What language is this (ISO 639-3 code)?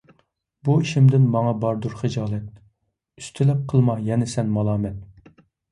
uig